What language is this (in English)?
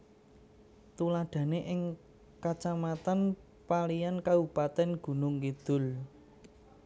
Javanese